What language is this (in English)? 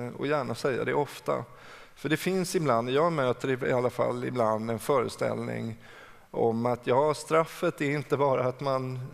Swedish